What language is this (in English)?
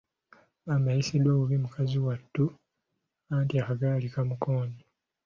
Ganda